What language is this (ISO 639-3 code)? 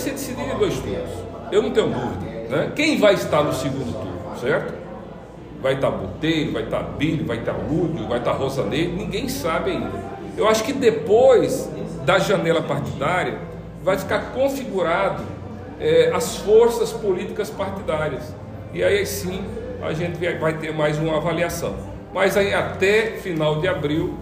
por